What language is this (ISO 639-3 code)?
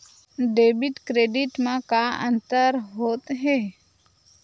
hne